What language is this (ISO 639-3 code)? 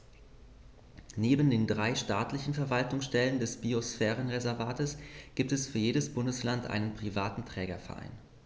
deu